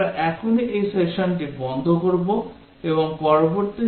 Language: Bangla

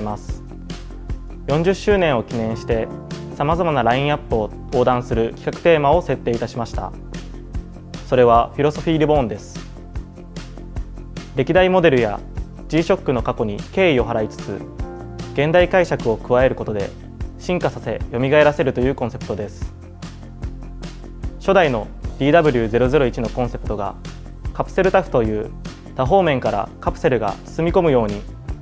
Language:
Japanese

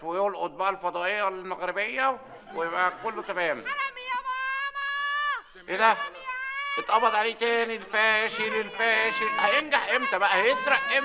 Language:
Arabic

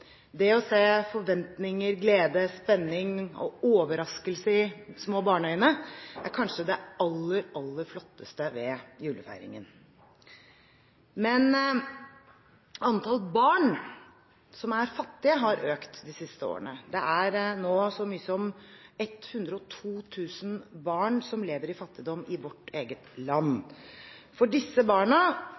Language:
Norwegian Bokmål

